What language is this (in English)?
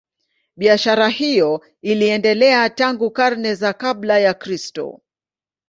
Swahili